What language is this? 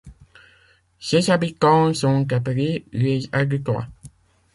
French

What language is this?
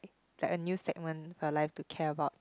English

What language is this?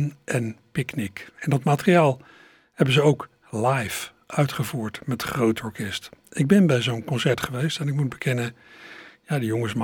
Dutch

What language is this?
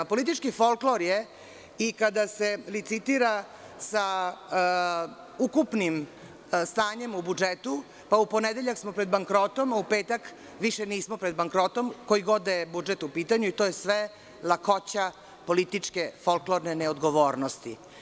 Serbian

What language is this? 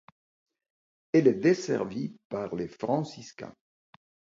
French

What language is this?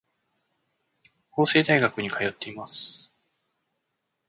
Japanese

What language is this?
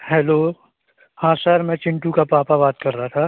Hindi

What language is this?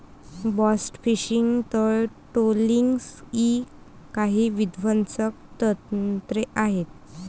Marathi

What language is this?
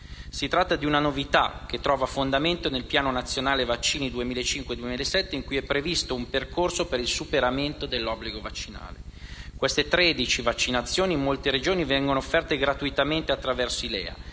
Italian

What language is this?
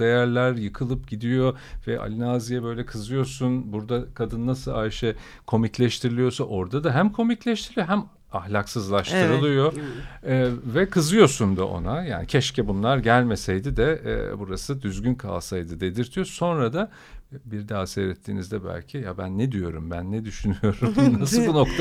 Turkish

